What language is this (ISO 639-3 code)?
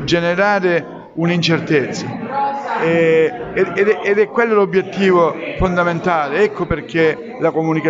ita